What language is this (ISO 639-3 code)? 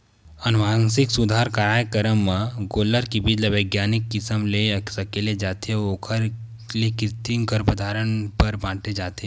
hne